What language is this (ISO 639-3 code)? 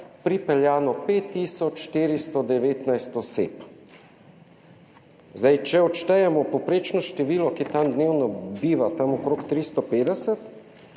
slv